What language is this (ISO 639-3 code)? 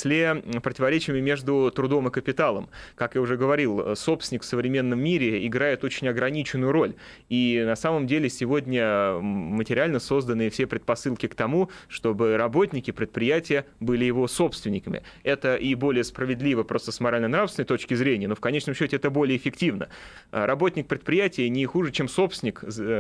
rus